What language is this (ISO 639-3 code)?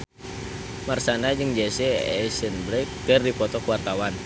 sun